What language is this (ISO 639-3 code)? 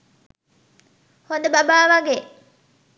sin